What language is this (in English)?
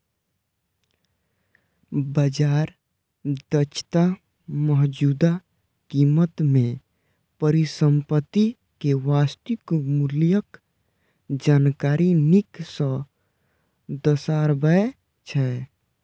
Maithili